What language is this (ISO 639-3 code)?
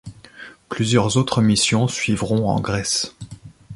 fra